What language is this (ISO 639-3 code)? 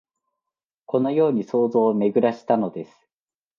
jpn